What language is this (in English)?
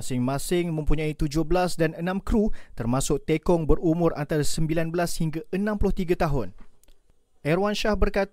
Malay